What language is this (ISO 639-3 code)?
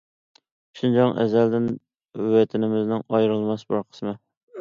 uig